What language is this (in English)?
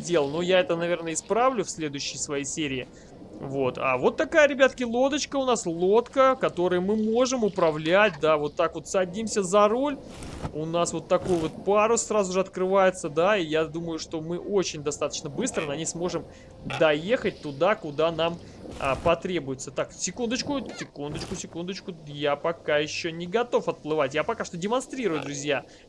Russian